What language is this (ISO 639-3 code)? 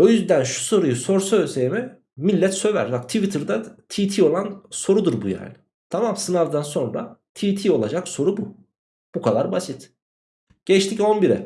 tur